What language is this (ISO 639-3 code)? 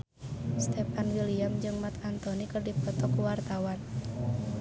sun